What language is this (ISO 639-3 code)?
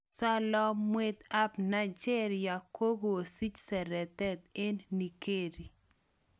kln